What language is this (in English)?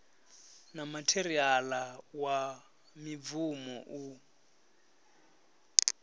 Venda